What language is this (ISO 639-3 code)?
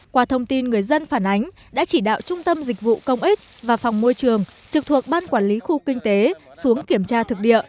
vie